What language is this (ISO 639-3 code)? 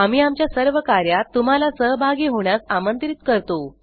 mar